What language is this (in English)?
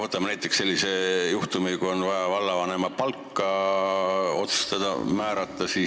Estonian